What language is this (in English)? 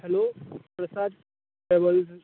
Konkani